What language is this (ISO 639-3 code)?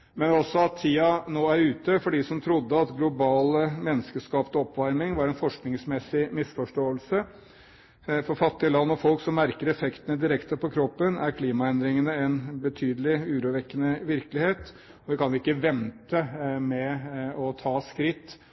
nob